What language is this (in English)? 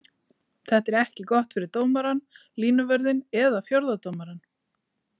Icelandic